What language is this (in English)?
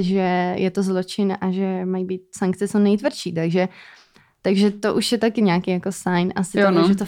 Czech